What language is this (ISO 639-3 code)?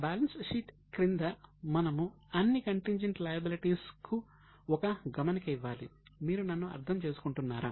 tel